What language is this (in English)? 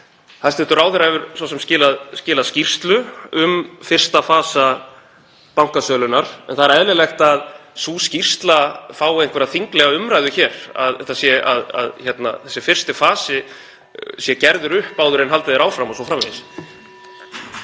Icelandic